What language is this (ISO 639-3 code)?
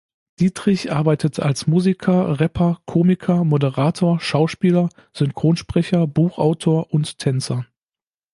deu